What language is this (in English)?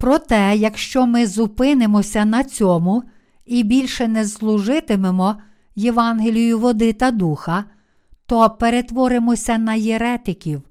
Ukrainian